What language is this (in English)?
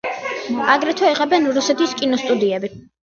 Georgian